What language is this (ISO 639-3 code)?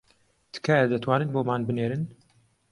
ckb